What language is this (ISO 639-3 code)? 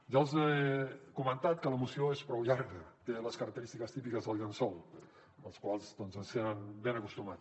cat